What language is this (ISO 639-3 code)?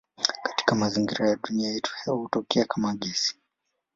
swa